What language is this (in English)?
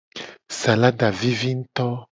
Gen